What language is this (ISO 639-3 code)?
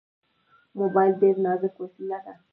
pus